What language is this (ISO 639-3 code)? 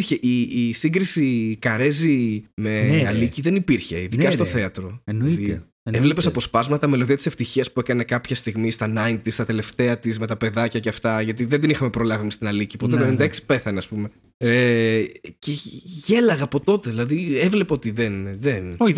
ell